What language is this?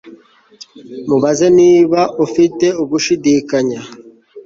Kinyarwanda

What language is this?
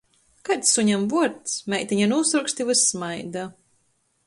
Latgalian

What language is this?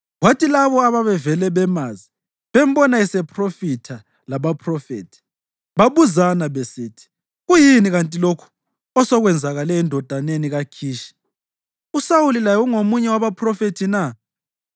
North Ndebele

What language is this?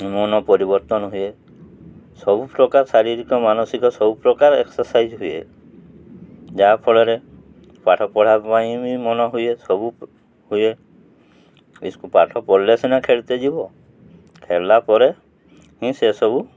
Odia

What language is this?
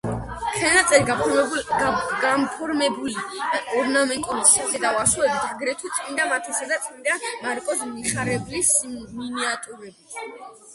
Georgian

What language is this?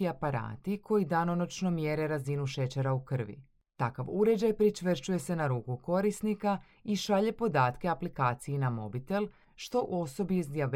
Croatian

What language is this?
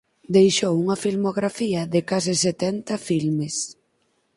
Galician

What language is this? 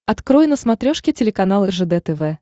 Russian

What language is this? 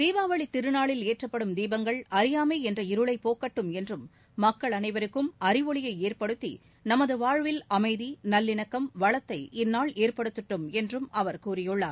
Tamil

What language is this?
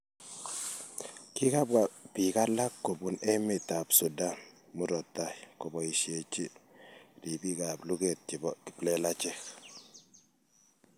Kalenjin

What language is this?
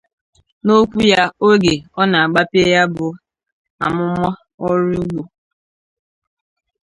Igbo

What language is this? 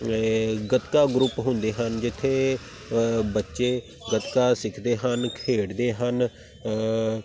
Punjabi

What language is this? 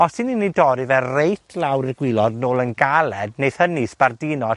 Welsh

